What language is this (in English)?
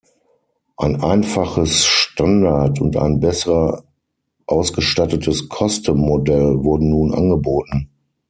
German